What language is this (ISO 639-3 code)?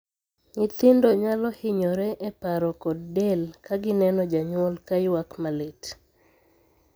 luo